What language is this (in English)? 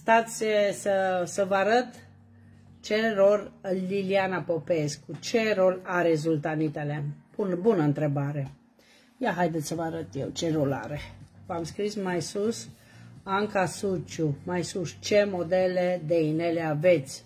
Romanian